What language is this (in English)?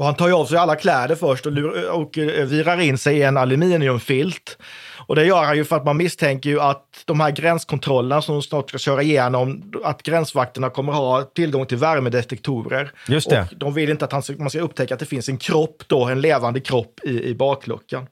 Swedish